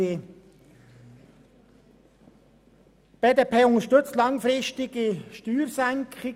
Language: Swiss German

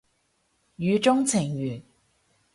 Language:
Cantonese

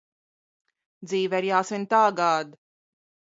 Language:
Latvian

